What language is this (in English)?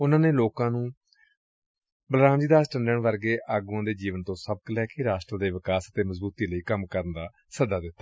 Punjabi